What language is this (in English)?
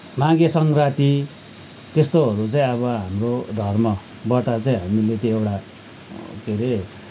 Nepali